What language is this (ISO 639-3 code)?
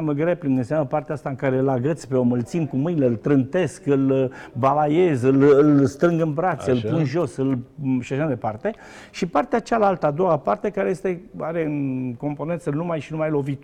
ron